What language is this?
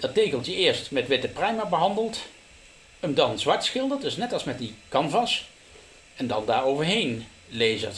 Dutch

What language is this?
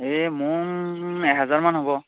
Assamese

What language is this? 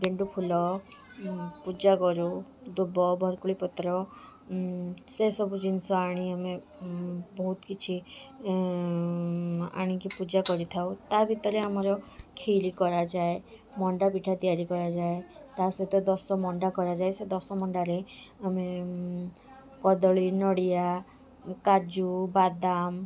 Odia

